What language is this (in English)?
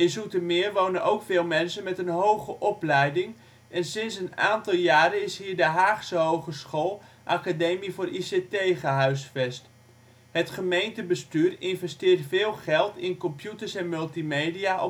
Dutch